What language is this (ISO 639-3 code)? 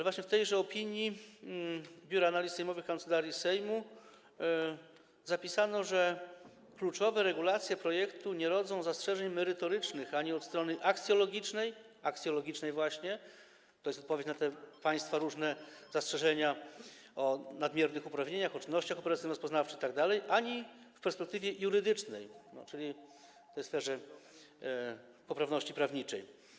pol